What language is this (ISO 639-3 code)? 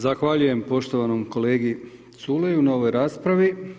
hrv